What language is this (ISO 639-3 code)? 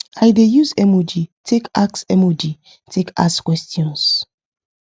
pcm